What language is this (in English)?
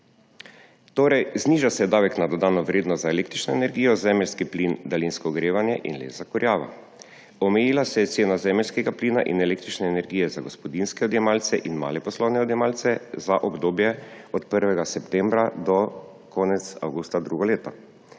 Slovenian